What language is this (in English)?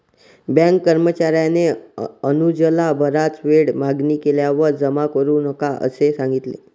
Marathi